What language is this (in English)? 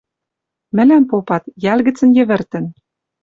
Western Mari